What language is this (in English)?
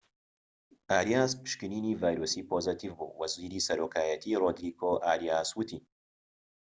Central Kurdish